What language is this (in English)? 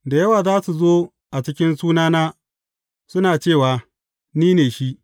Hausa